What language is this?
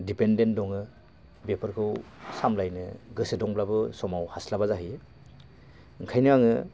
Bodo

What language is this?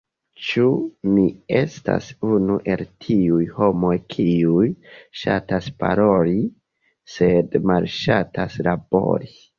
Esperanto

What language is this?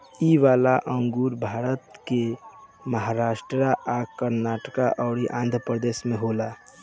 Bhojpuri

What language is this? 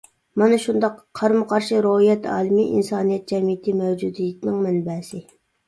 Uyghur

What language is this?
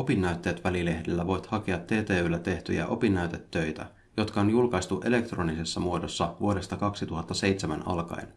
Finnish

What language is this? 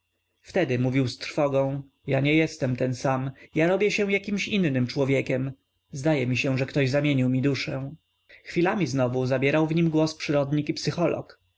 Polish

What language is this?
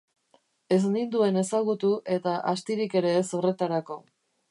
Basque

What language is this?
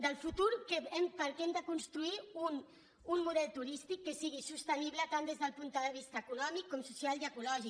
Catalan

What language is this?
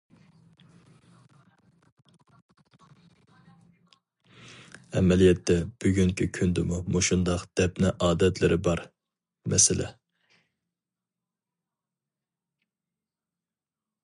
Uyghur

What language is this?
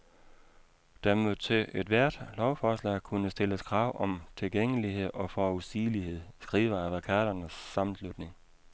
Danish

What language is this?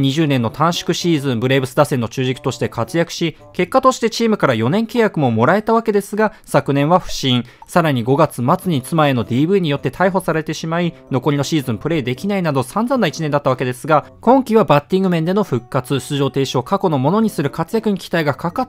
Japanese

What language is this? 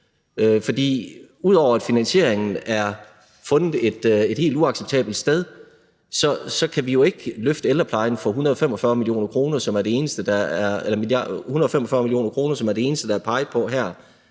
Danish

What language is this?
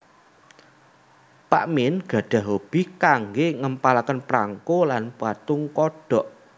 Javanese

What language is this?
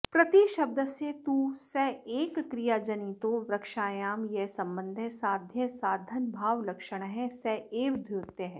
Sanskrit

